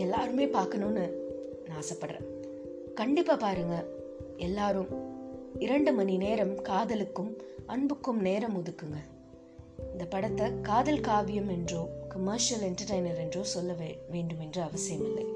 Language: Tamil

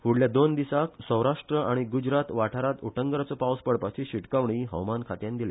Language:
Konkani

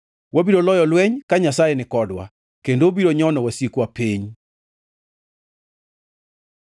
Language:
Luo (Kenya and Tanzania)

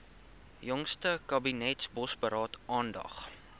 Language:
Afrikaans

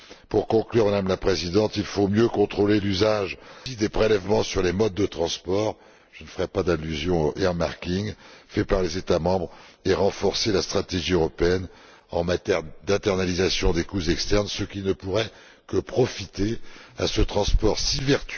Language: French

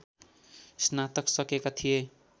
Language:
Nepali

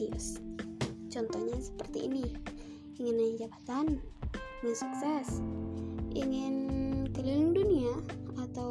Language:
Indonesian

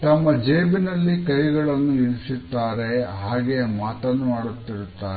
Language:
Kannada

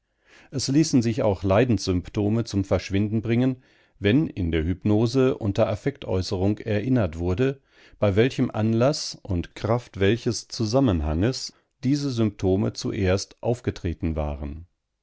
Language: German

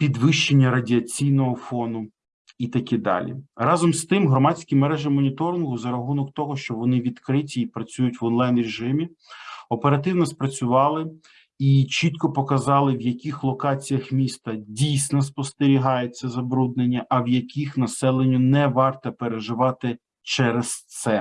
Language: Ukrainian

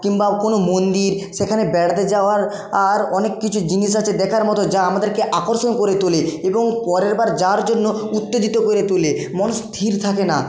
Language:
Bangla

